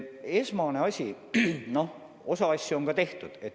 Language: Estonian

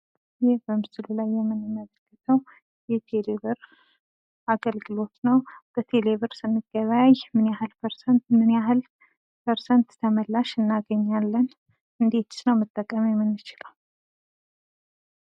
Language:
Amharic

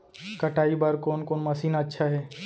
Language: Chhattisgarhi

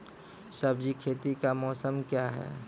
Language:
Maithili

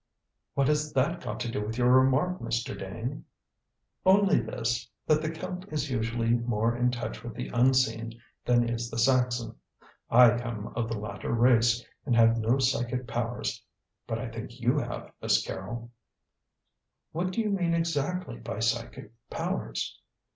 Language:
English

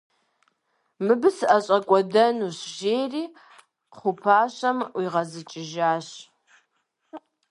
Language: Kabardian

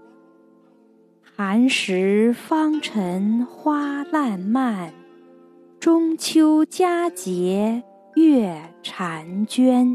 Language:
Chinese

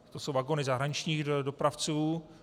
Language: Czech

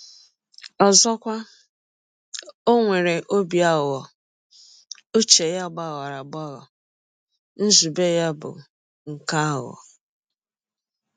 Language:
Igbo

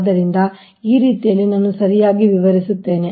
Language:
Kannada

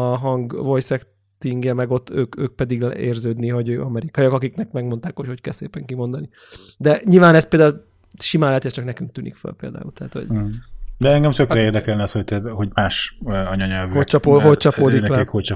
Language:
Hungarian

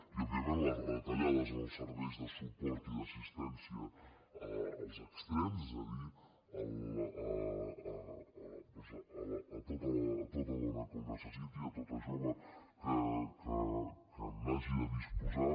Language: Catalan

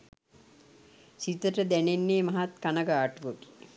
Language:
Sinhala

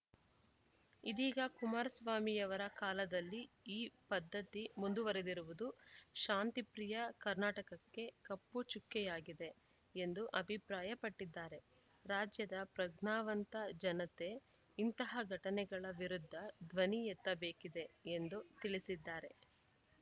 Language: Kannada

